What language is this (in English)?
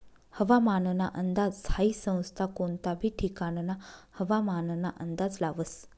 Marathi